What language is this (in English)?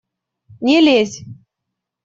Russian